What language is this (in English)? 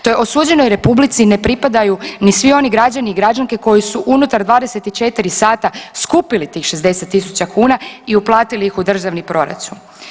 Croatian